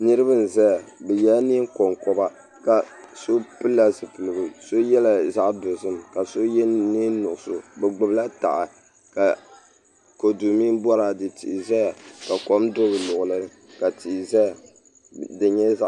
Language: Dagbani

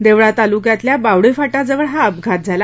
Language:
Marathi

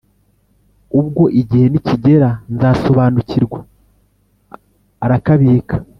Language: Kinyarwanda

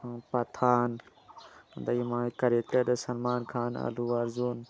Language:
Manipuri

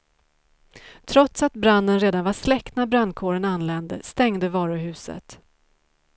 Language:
Swedish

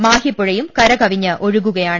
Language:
Malayalam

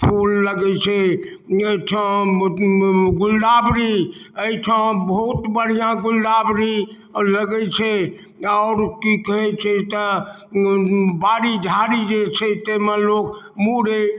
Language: Maithili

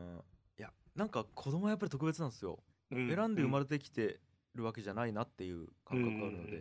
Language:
Japanese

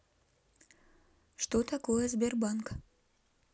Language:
Russian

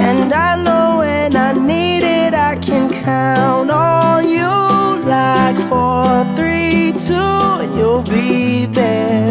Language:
English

